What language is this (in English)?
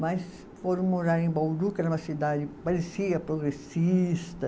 Portuguese